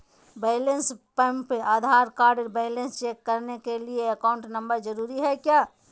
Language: Magahi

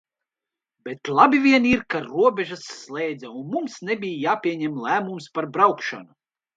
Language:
Latvian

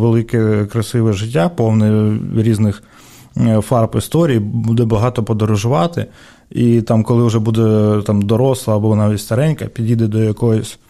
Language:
Ukrainian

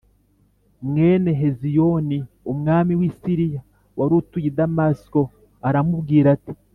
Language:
Kinyarwanda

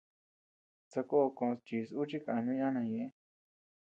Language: Tepeuxila Cuicatec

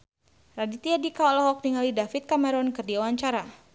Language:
Sundanese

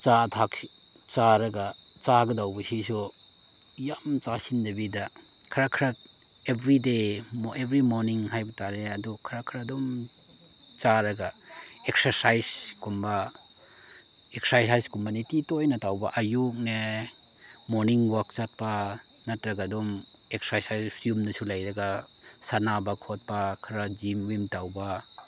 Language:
Manipuri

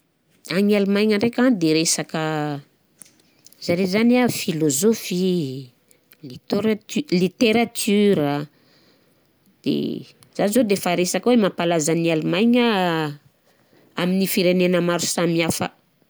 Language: Southern Betsimisaraka Malagasy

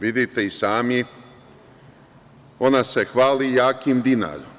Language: Serbian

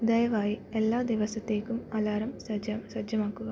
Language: Malayalam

